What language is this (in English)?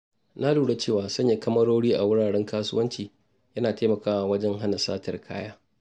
Hausa